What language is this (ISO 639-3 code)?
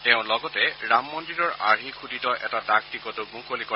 asm